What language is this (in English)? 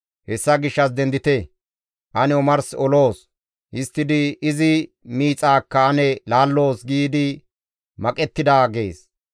Gamo